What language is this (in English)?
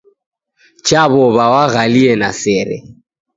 Taita